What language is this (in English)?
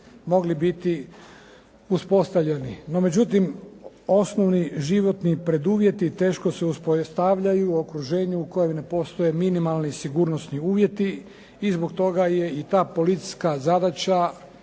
Croatian